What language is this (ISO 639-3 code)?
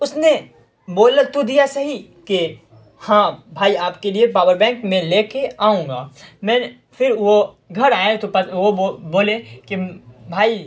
urd